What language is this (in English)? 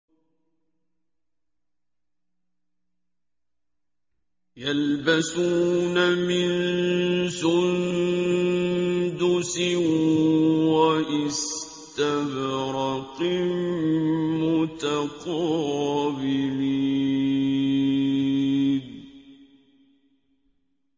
Arabic